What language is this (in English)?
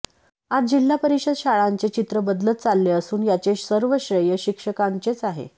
Marathi